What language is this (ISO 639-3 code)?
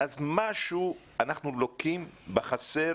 heb